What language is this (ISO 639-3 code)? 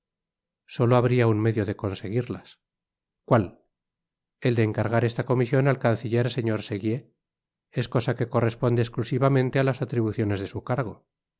spa